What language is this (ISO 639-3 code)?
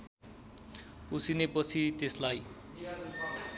nep